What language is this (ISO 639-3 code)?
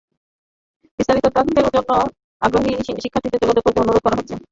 ben